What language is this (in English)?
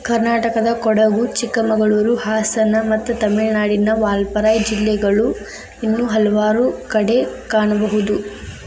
Kannada